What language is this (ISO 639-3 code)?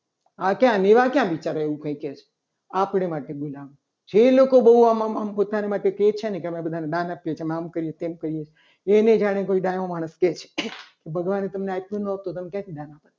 guj